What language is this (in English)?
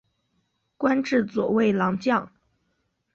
Chinese